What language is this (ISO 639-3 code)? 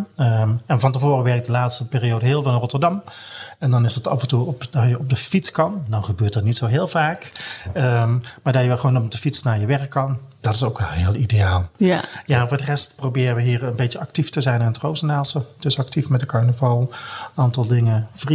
nld